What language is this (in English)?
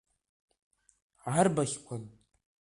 Abkhazian